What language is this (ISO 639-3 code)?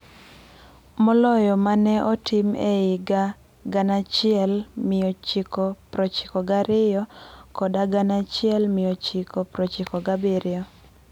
luo